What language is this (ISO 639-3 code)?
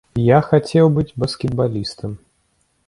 bel